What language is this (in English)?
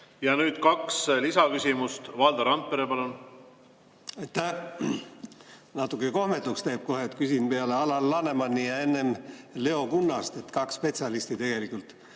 Estonian